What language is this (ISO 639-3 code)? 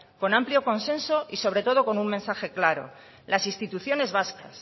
spa